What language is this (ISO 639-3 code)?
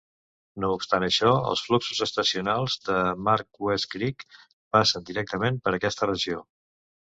cat